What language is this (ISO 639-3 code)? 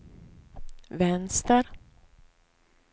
swe